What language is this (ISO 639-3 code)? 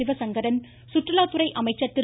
tam